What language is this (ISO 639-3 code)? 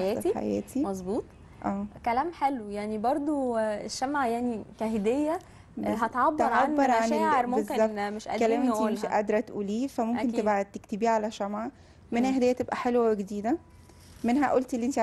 ara